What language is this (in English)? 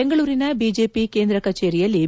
Kannada